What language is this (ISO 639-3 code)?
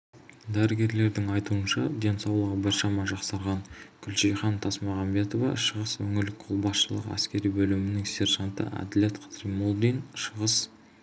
kaz